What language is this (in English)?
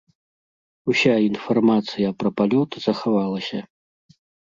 Belarusian